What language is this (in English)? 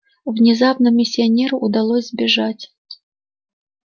Russian